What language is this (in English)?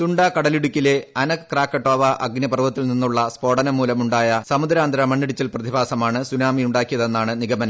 Malayalam